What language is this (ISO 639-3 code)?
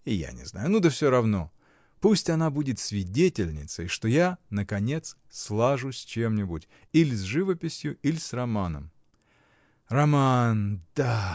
rus